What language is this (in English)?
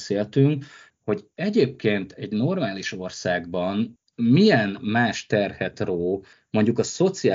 Hungarian